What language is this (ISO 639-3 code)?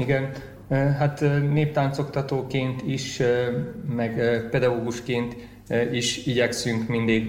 hun